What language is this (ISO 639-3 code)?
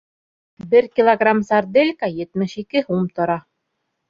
bak